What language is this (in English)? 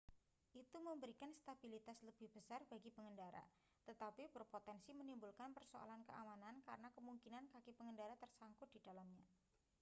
Indonesian